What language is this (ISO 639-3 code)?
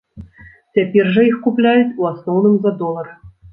bel